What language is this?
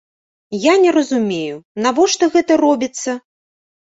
Belarusian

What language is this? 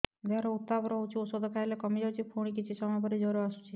Odia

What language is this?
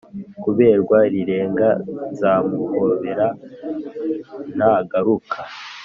Kinyarwanda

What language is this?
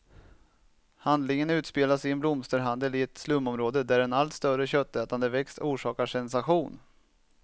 Swedish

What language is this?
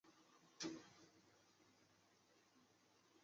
Chinese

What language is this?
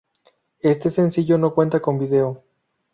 Spanish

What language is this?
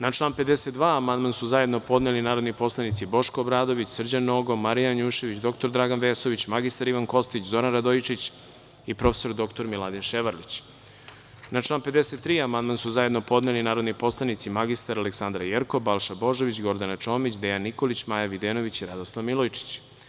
Serbian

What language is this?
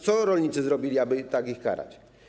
Polish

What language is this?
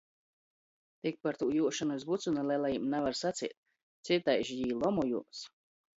Latgalian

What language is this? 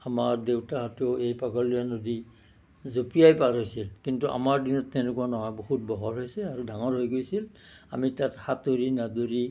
Assamese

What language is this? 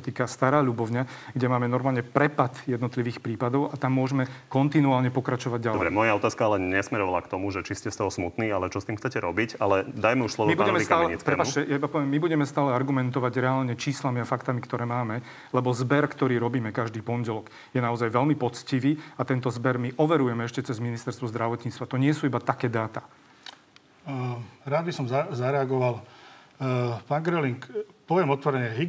Slovak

